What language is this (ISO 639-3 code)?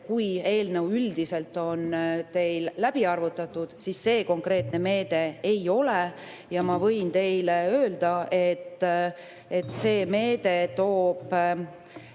est